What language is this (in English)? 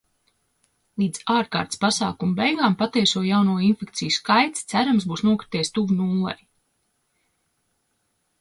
Latvian